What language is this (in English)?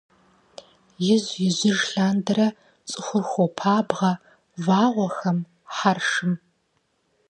Kabardian